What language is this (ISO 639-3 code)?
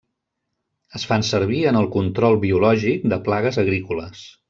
cat